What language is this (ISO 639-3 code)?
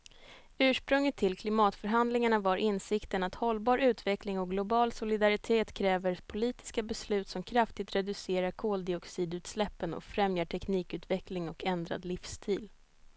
swe